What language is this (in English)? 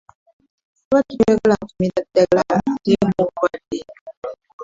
Ganda